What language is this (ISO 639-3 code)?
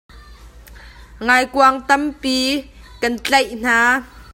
cnh